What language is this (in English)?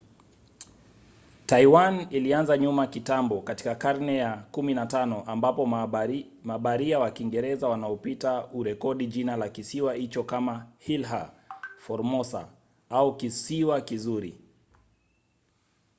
Swahili